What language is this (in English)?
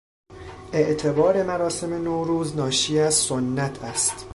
Persian